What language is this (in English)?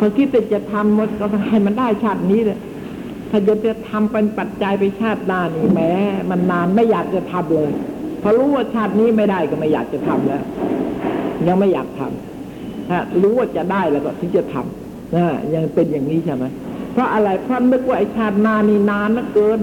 Thai